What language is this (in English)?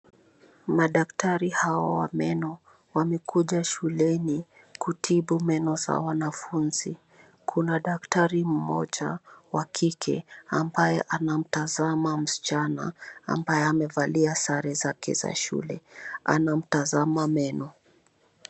Swahili